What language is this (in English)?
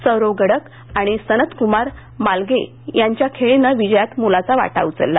Marathi